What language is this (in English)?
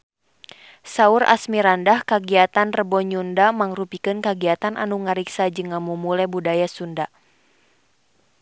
Sundanese